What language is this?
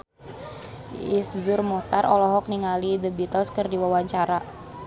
Sundanese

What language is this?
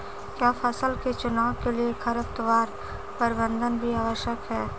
Hindi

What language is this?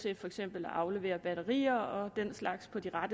Danish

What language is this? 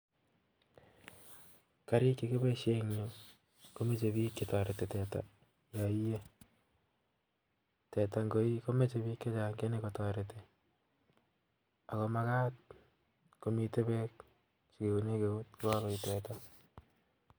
Kalenjin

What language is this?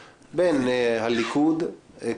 Hebrew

